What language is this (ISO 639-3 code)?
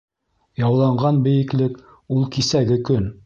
bak